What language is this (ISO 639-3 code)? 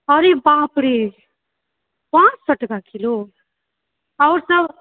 mai